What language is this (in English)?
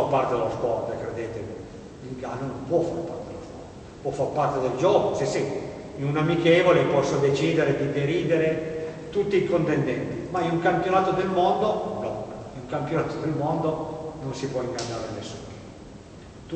Italian